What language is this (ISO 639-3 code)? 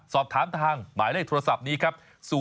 tha